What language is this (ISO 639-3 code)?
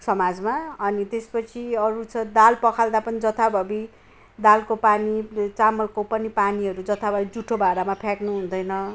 nep